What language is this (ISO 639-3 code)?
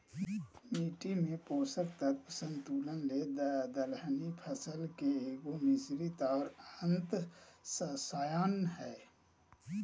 mag